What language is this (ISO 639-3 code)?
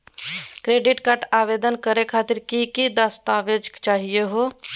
mag